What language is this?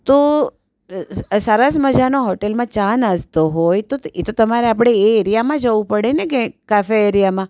Gujarati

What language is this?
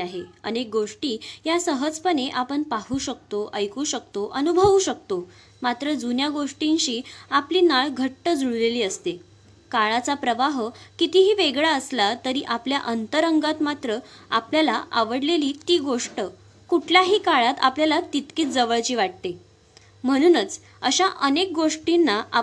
Marathi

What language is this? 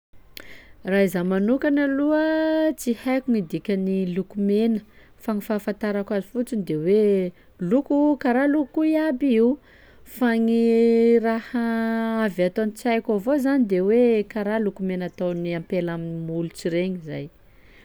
Sakalava Malagasy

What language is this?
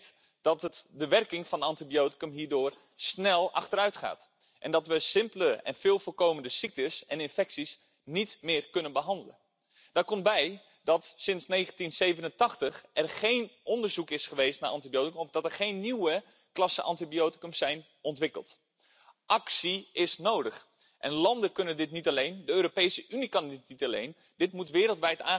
German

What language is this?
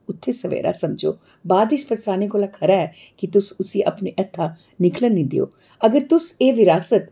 Dogri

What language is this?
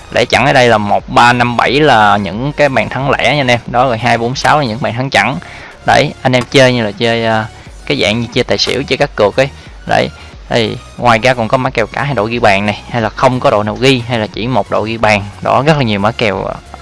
Vietnamese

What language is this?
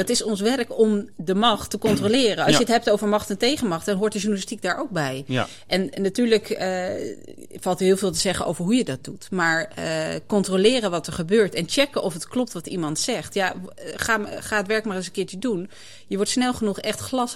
Dutch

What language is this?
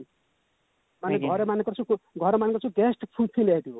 Odia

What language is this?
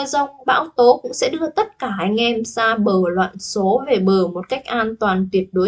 Vietnamese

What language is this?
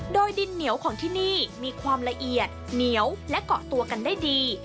Thai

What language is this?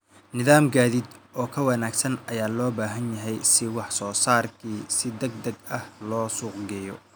Somali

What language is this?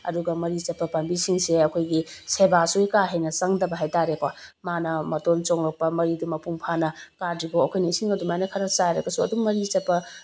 Manipuri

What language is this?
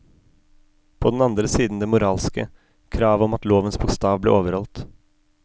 Norwegian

